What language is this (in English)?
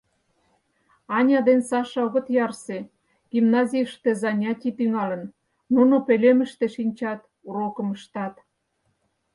Mari